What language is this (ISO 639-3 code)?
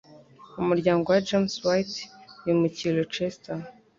kin